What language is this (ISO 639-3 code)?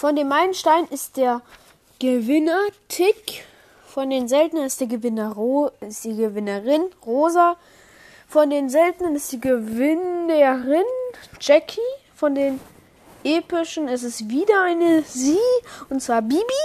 deu